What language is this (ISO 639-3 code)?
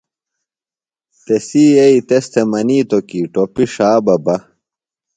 phl